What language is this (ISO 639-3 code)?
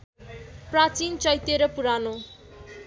nep